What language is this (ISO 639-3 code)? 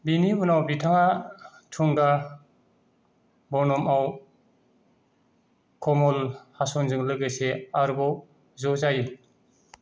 brx